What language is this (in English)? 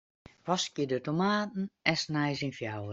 Western Frisian